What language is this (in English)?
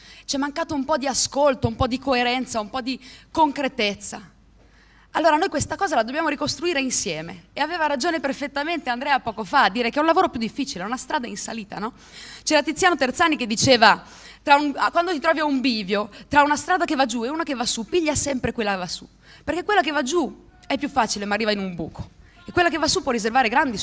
Italian